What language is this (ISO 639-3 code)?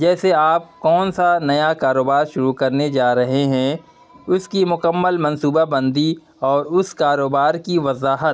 urd